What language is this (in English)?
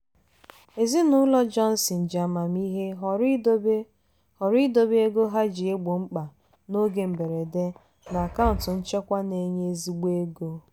Igbo